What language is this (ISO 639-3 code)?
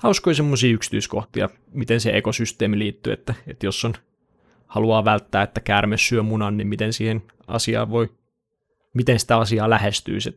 fin